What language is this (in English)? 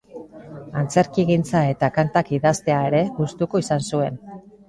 Basque